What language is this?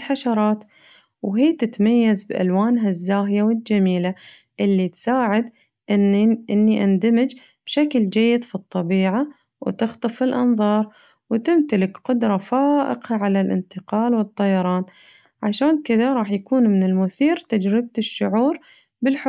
Najdi Arabic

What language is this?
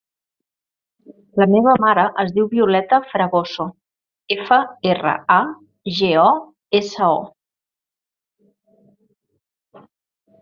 Catalan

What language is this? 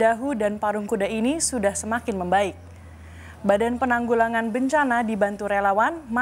Indonesian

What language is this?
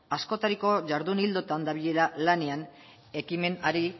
Basque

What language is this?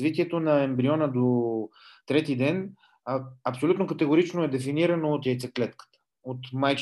Bulgarian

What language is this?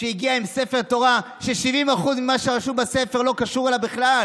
Hebrew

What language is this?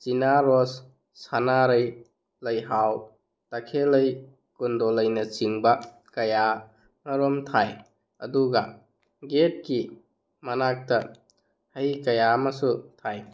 Manipuri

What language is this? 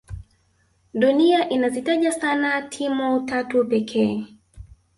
Swahili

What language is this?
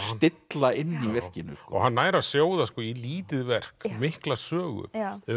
Icelandic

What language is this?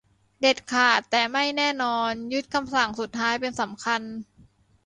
Thai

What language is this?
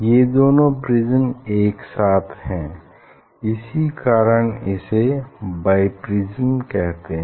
Hindi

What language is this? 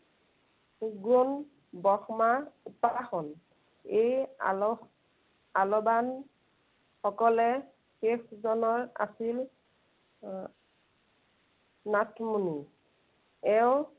Assamese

